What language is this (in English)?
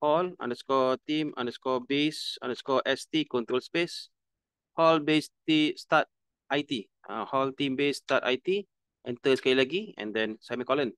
Malay